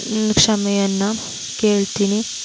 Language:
Kannada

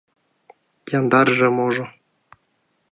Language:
Mari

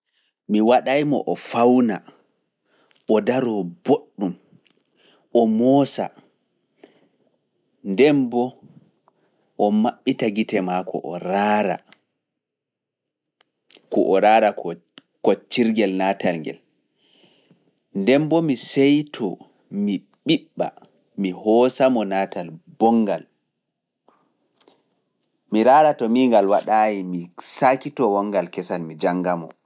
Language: Fula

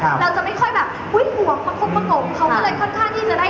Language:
Thai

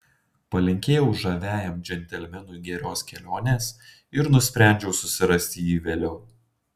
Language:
Lithuanian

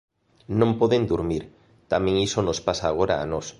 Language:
Galician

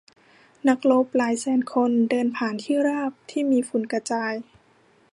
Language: Thai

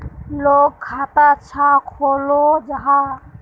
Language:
Magahi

